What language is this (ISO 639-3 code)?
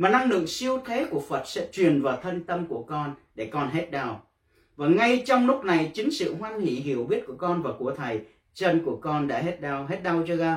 vie